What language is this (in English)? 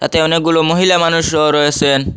Bangla